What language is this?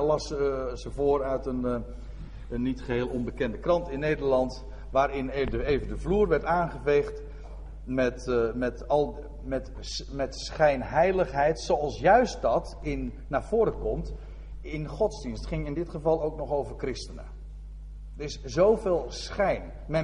Dutch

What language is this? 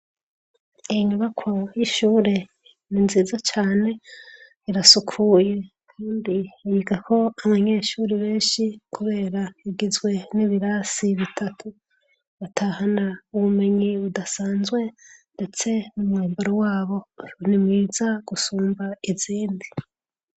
Rundi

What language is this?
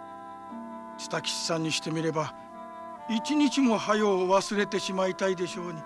Japanese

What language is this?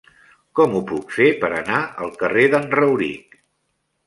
Catalan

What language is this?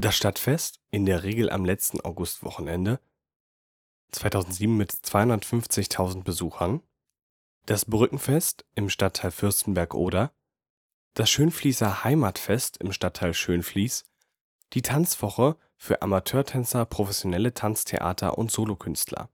German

